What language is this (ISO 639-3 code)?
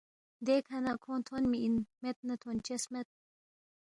bft